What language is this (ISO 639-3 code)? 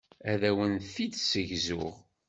kab